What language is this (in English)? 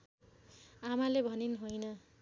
Nepali